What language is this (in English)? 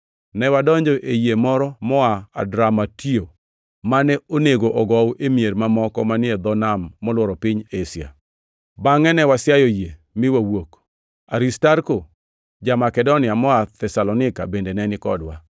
Luo (Kenya and Tanzania)